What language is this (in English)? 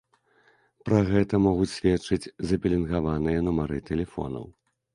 Belarusian